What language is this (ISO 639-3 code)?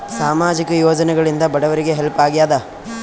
kan